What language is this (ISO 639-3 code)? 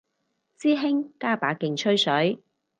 yue